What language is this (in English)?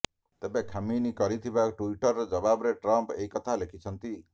Odia